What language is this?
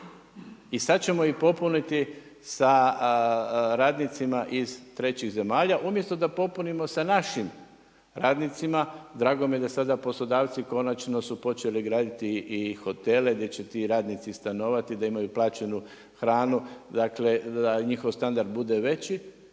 Croatian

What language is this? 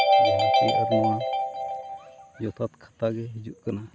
Santali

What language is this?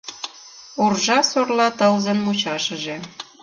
Mari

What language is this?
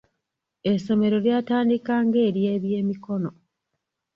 Ganda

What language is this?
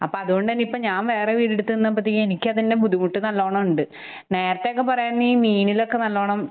Malayalam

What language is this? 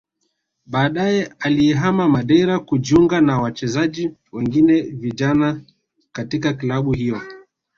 Swahili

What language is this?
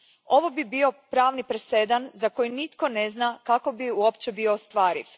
Croatian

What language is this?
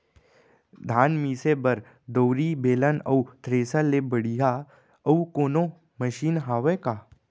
Chhattisgarhi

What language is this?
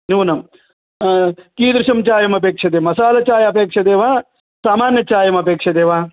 Sanskrit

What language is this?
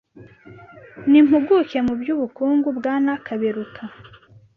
Kinyarwanda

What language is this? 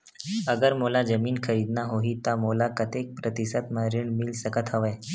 Chhattisgarhi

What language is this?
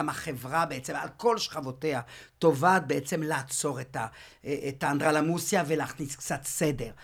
Hebrew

